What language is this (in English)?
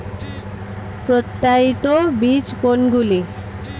Bangla